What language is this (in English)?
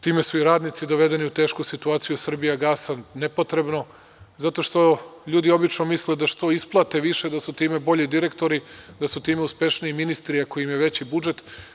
Serbian